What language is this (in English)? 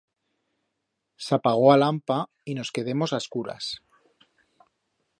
Aragonese